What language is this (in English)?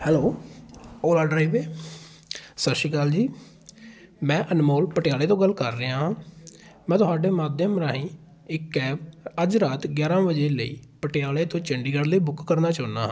Punjabi